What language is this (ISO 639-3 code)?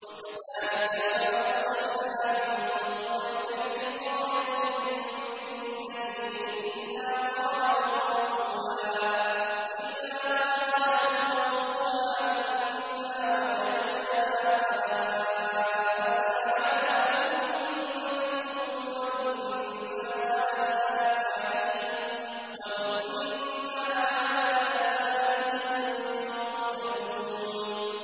ara